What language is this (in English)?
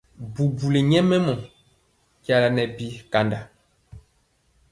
Mpiemo